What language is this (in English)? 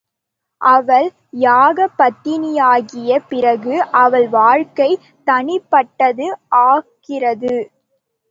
Tamil